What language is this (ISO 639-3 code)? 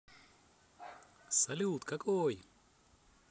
rus